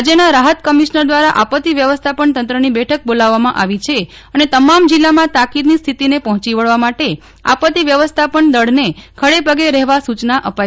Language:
Gujarati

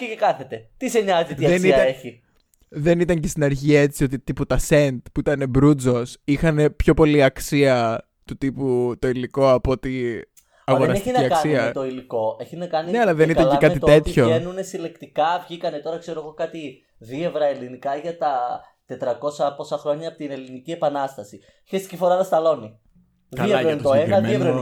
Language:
Greek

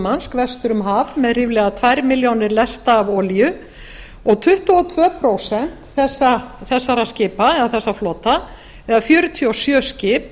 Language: Icelandic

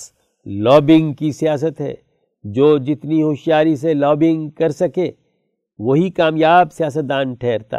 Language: Urdu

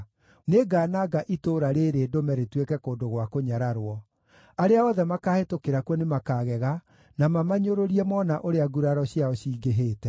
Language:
Kikuyu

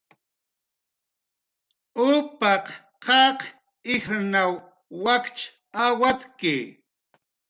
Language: Jaqaru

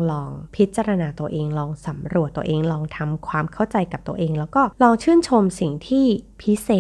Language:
Thai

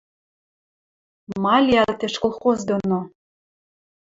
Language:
Western Mari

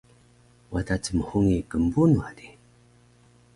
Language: Taroko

